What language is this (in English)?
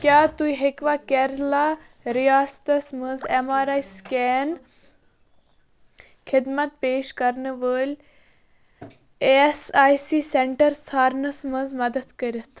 Kashmiri